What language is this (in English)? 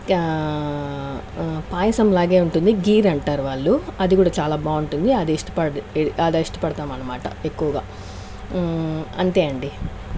Telugu